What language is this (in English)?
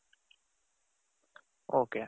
Kannada